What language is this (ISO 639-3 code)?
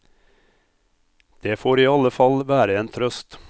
nor